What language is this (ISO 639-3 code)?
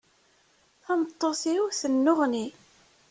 kab